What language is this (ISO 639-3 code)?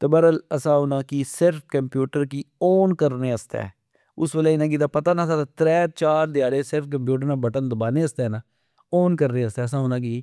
phr